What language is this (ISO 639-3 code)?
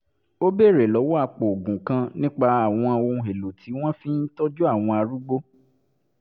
yor